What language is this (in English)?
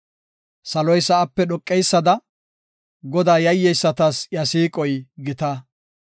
Gofa